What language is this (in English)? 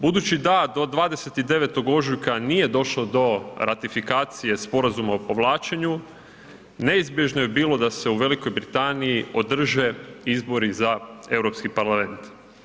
Croatian